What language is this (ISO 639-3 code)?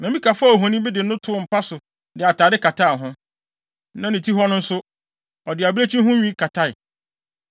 aka